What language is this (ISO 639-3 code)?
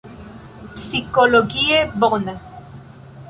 epo